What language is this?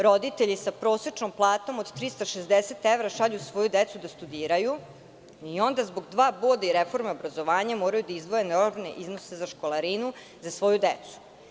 Serbian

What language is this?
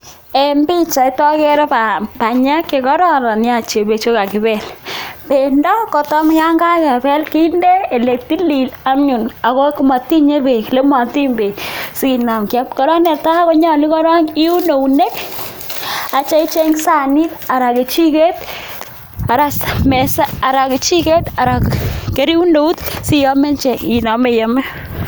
Kalenjin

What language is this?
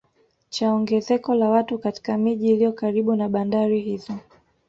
Swahili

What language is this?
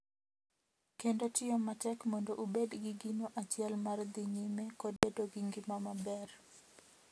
Luo (Kenya and Tanzania)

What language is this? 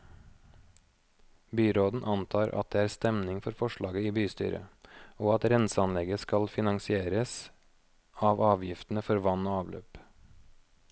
Norwegian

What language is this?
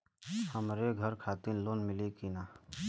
Bhojpuri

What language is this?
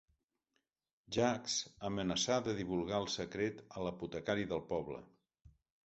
Catalan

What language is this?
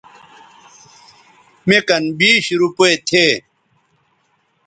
Bateri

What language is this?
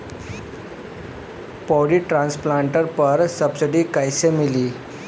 Bhojpuri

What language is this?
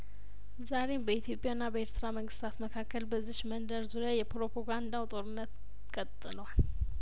Amharic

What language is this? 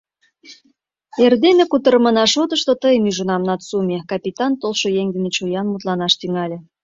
Mari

